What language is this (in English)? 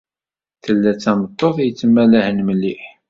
Kabyle